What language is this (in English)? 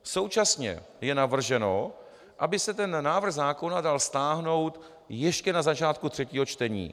Czech